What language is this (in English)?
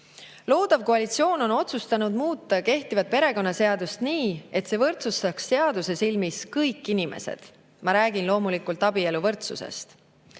Estonian